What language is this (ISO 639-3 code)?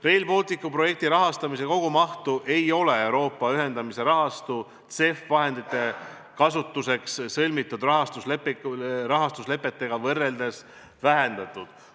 est